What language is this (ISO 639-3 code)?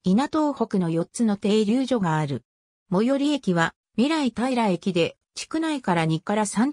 jpn